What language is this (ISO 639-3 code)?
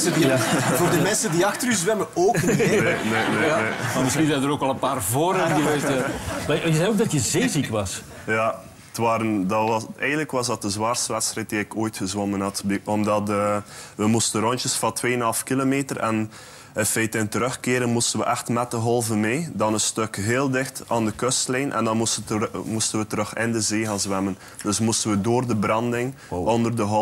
nld